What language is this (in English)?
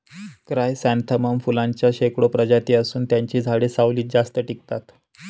Marathi